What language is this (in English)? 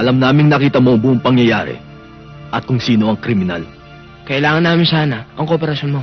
Filipino